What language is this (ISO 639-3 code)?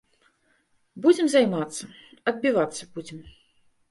bel